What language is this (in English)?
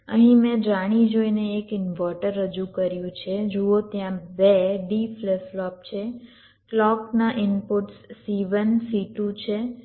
Gujarati